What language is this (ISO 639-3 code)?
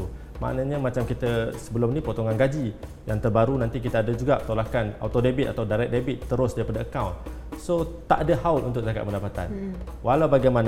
msa